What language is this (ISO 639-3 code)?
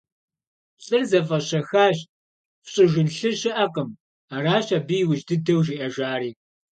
kbd